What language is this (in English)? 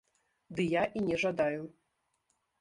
Belarusian